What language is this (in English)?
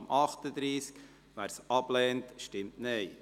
Swiss German